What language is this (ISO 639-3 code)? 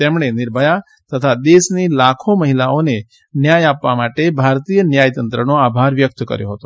guj